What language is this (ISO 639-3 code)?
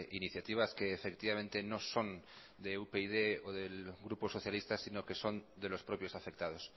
spa